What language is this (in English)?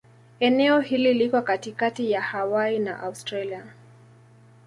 Swahili